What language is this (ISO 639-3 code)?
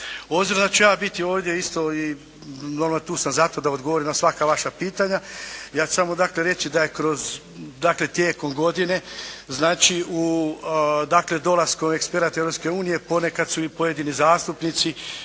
hrv